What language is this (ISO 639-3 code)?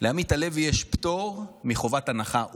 heb